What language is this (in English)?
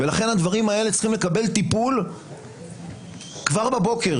Hebrew